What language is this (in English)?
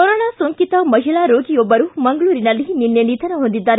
Kannada